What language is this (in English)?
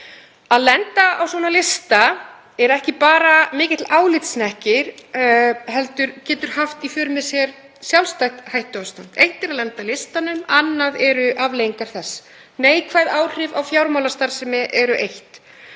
Icelandic